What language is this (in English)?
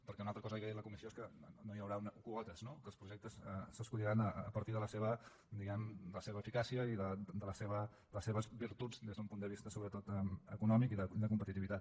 Catalan